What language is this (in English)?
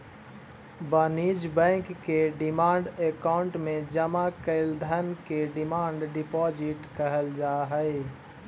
Magahi